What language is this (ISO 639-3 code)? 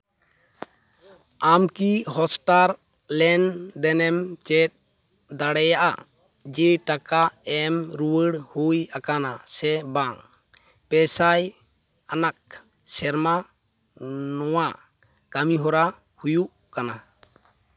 sat